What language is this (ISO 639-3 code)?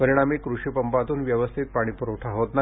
mar